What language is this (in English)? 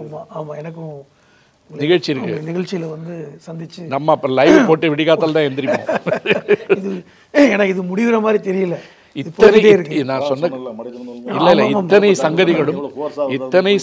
Korean